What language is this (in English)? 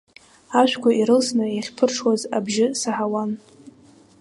Abkhazian